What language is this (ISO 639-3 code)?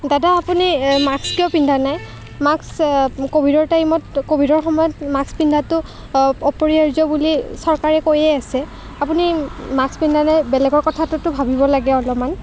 asm